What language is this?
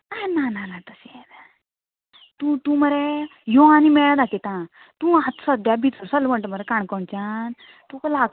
Konkani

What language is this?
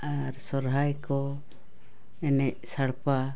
Santali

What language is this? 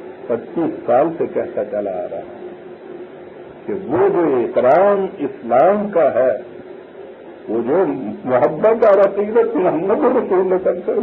Arabic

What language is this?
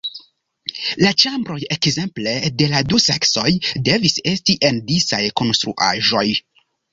Esperanto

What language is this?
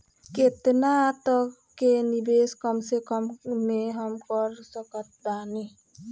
Bhojpuri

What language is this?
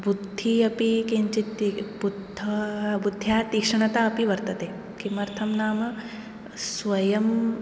Sanskrit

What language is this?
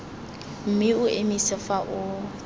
Tswana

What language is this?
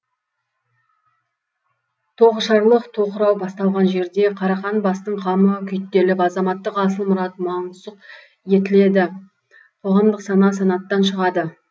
Kazakh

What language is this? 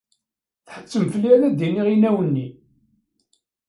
Kabyle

